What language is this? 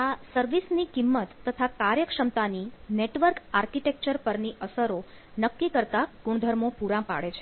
Gujarati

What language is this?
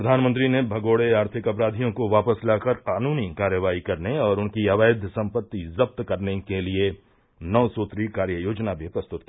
Hindi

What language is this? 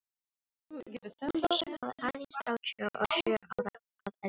Icelandic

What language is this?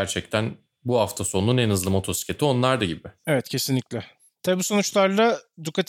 Turkish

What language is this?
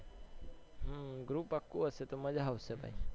Gujarati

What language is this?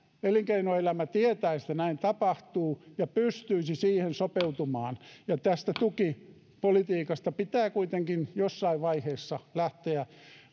Finnish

